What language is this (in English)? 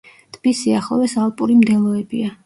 Georgian